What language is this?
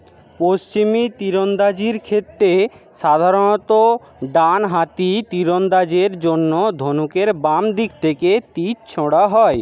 Bangla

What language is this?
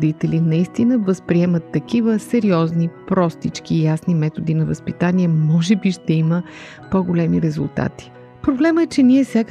Bulgarian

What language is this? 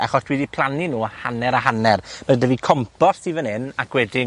Welsh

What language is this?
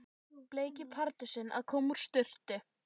Icelandic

